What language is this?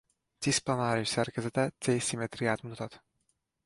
Hungarian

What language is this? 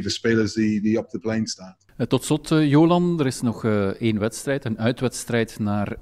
Dutch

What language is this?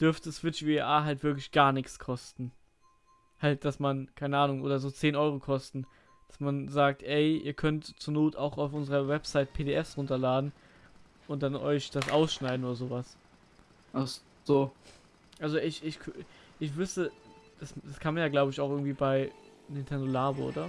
German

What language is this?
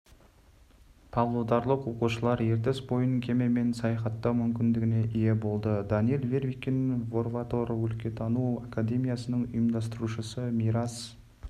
Kazakh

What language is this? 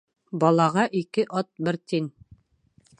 Bashkir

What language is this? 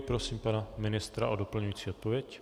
Czech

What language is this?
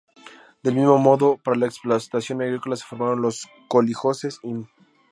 Spanish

